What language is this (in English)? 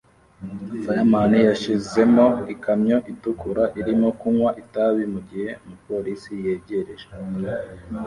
Kinyarwanda